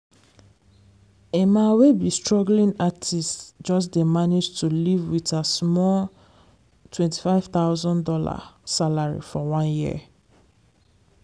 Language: Nigerian Pidgin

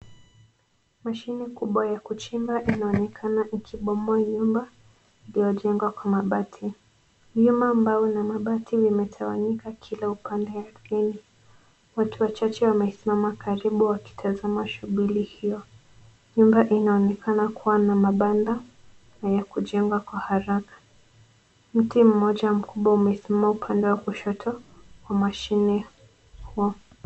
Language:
Swahili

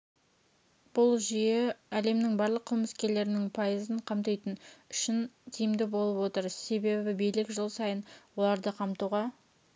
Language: Kazakh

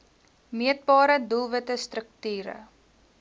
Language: Afrikaans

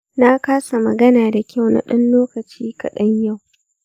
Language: Hausa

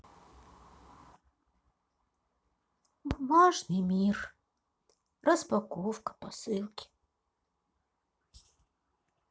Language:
Russian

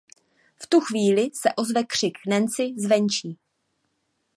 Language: Czech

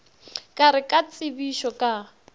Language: Northern Sotho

